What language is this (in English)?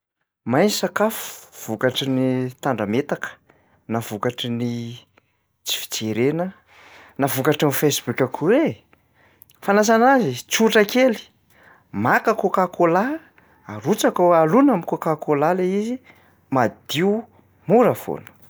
Malagasy